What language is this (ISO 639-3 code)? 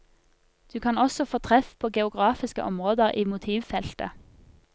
nor